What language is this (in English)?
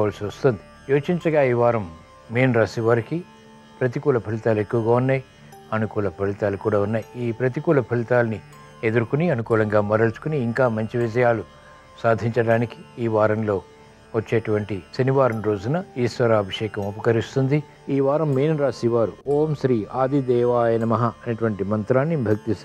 Telugu